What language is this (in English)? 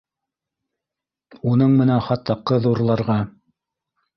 Bashkir